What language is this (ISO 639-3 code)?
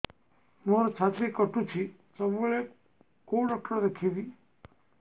ori